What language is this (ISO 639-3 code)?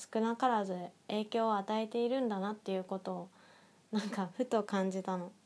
jpn